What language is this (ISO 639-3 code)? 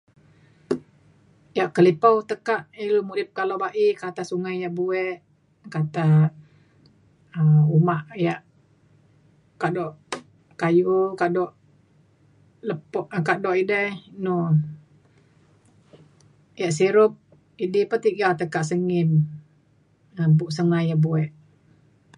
xkl